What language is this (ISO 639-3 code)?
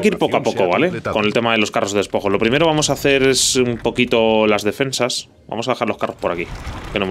spa